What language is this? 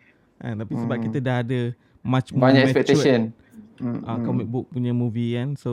Malay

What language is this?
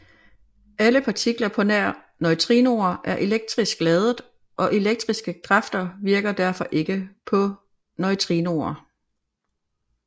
Danish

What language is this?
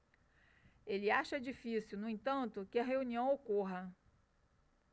Portuguese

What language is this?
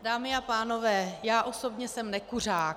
Czech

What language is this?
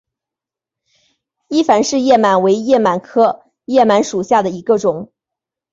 Chinese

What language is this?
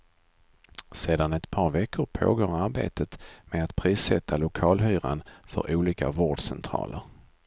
Swedish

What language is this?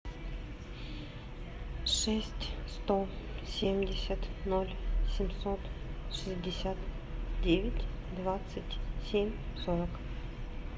Russian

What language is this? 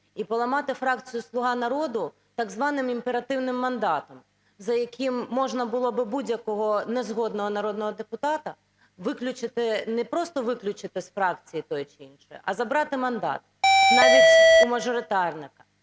Ukrainian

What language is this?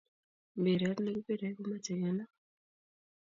Kalenjin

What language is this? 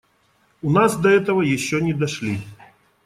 Russian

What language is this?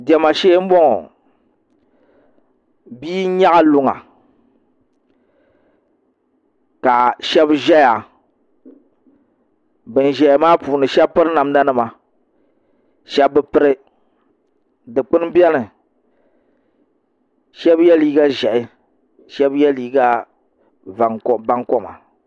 Dagbani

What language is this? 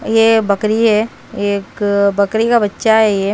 Hindi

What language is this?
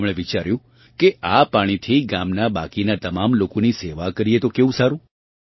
Gujarati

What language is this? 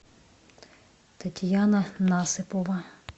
Russian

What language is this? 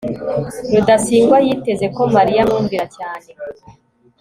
Kinyarwanda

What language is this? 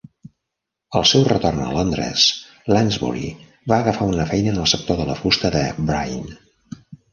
Catalan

